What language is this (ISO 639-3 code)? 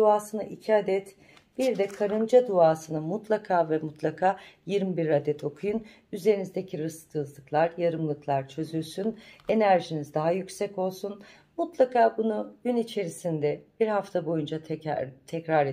tur